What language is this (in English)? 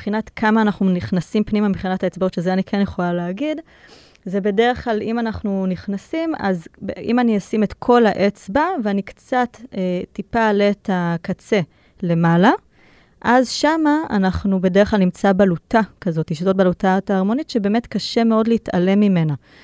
Hebrew